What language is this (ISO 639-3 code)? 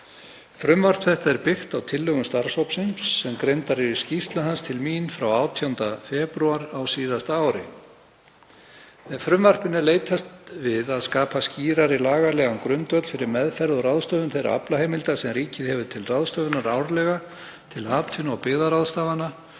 isl